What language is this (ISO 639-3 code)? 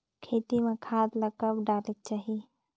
hne